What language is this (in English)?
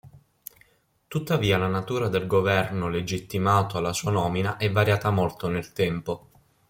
Italian